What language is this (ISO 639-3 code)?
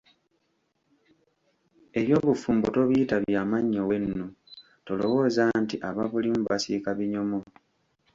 lug